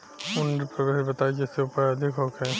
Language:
Bhojpuri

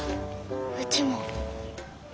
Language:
Japanese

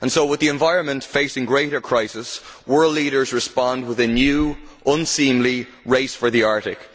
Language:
English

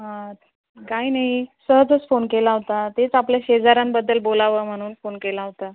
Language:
Marathi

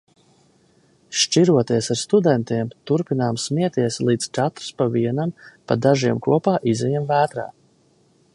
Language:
Latvian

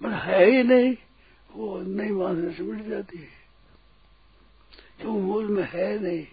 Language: Hindi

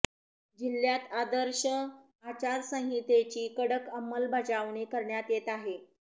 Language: Marathi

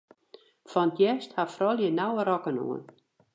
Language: Western Frisian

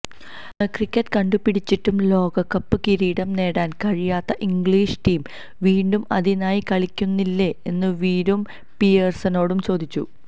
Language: Malayalam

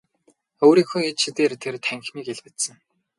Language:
Mongolian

